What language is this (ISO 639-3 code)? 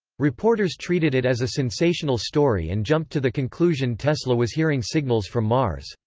eng